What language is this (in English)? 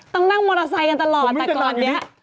Thai